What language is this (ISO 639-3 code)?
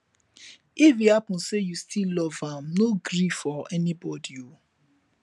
pcm